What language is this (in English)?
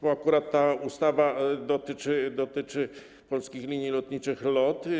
Polish